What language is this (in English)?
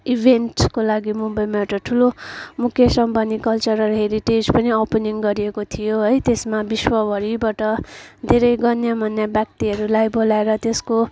Nepali